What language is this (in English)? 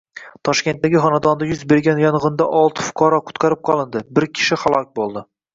Uzbek